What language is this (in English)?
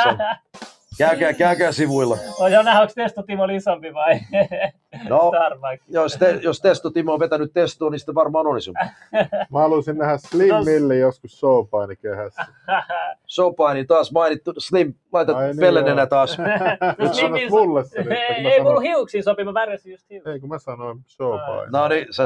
Finnish